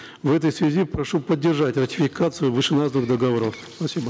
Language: Kazakh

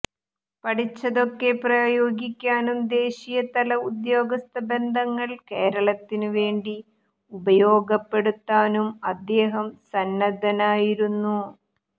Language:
Malayalam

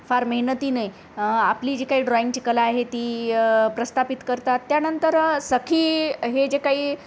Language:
Marathi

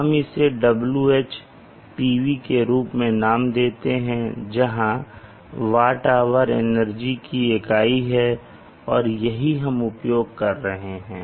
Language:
Hindi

